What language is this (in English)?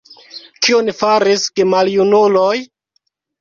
Esperanto